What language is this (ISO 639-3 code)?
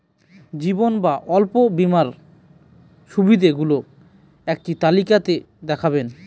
ben